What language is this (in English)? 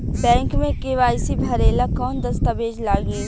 Bhojpuri